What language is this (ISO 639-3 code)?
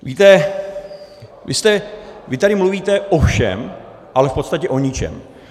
ces